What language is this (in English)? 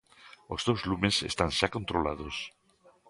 Galician